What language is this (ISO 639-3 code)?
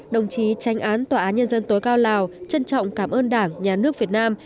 vie